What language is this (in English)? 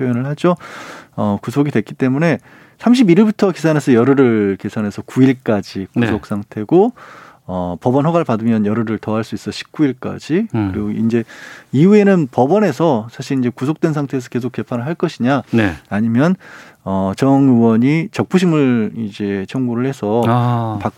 Korean